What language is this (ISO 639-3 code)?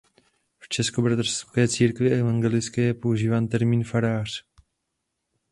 ces